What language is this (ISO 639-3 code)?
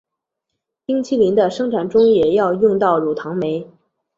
zho